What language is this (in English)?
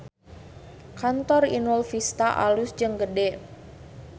Sundanese